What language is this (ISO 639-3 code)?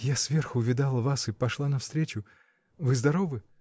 rus